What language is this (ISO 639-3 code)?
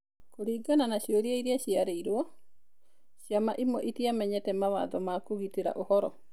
kik